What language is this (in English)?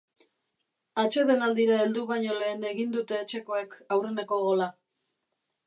Basque